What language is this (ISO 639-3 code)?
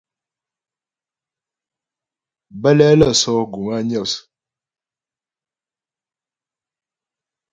bbj